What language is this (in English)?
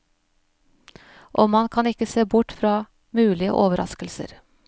Norwegian